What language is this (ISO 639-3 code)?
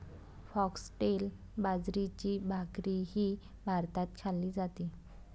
mar